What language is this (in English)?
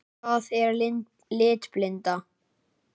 Icelandic